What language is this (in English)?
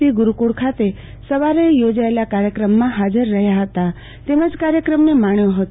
Gujarati